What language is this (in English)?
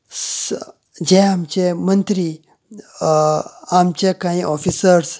Konkani